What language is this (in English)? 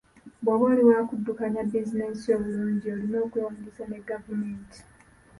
Ganda